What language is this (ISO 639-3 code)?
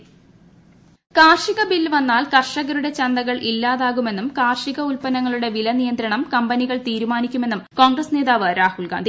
mal